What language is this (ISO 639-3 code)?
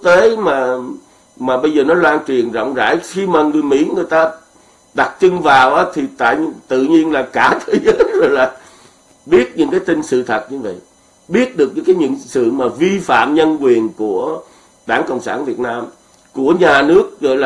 vie